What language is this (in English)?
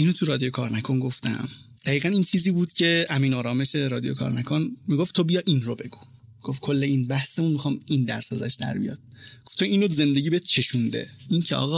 Persian